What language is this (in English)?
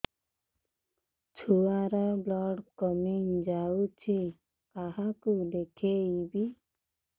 Odia